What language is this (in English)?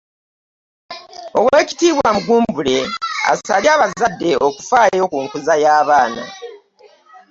Ganda